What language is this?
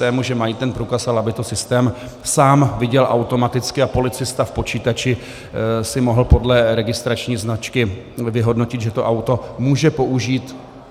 Czech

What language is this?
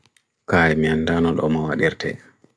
Bagirmi Fulfulde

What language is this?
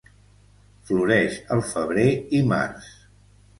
Catalan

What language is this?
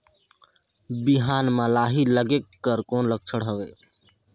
Chhattisgarhi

